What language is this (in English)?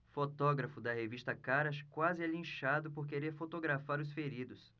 Portuguese